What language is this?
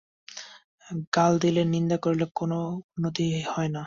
Bangla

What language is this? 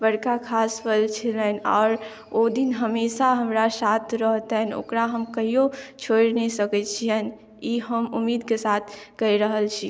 Maithili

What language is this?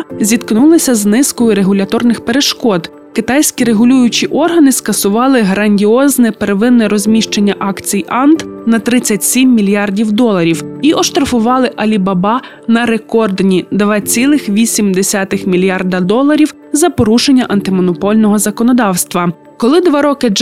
Ukrainian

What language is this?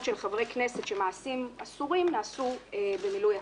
Hebrew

